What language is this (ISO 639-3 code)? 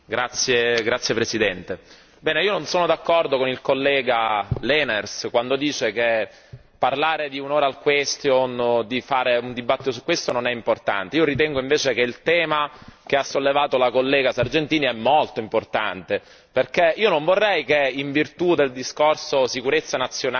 ita